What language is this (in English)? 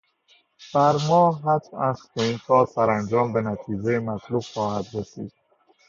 Persian